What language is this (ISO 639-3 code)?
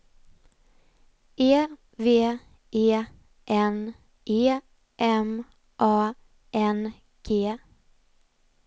swe